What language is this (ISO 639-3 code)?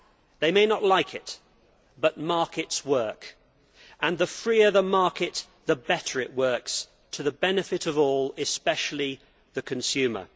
eng